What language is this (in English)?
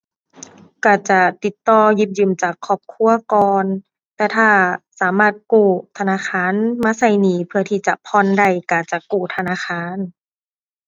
Thai